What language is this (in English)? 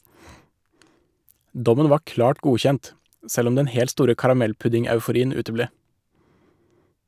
Norwegian